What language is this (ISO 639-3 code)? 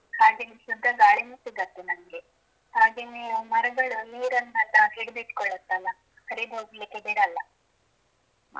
kan